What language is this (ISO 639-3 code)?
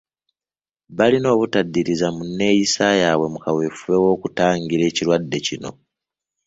lug